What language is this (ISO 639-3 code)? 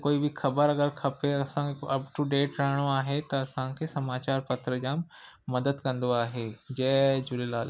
snd